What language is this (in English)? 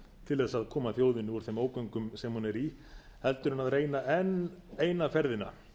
Icelandic